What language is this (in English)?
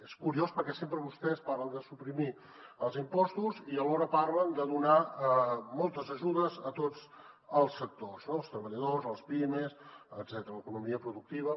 Catalan